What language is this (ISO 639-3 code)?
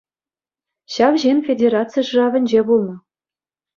chv